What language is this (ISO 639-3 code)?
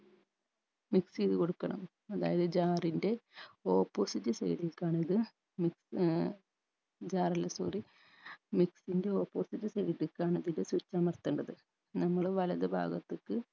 mal